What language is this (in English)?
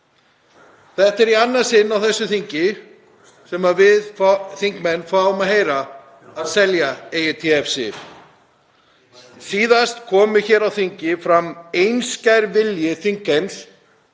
Icelandic